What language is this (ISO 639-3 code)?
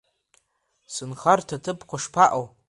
abk